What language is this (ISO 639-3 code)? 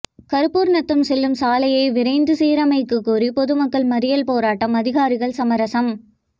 tam